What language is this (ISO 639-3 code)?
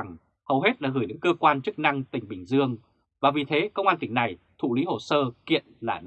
vie